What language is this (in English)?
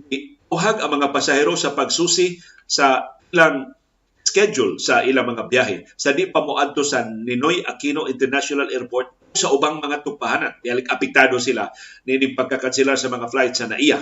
Filipino